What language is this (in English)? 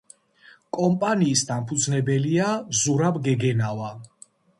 Georgian